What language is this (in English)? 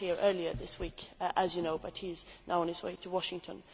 English